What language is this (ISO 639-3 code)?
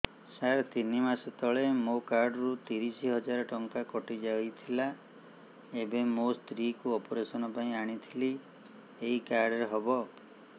ori